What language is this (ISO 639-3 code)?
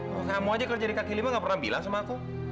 ind